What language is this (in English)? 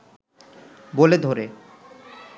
Bangla